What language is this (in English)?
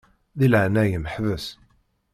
Kabyle